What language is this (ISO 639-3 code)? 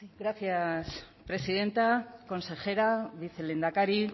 spa